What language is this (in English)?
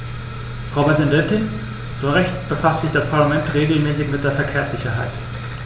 German